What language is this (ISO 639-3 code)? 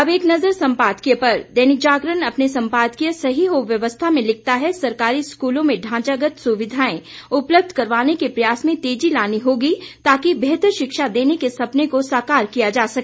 hin